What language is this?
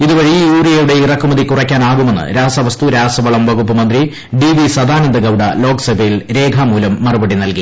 Malayalam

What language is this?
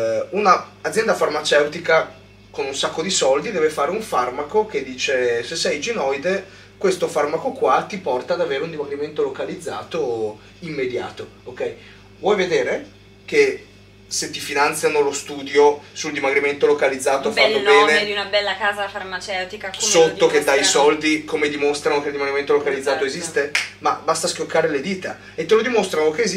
Italian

